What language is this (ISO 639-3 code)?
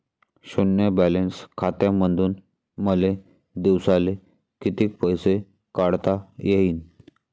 mar